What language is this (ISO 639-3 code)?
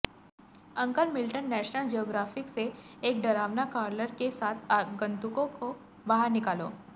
hin